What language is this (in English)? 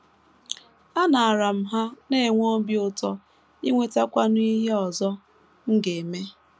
Igbo